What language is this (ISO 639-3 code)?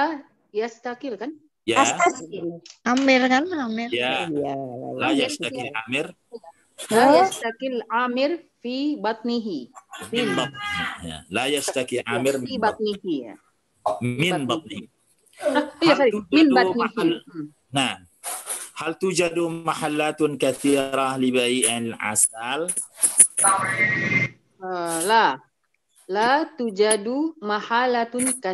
ind